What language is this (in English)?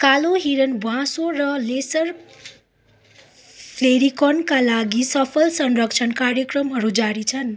Nepali